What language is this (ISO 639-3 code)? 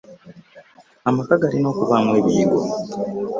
lug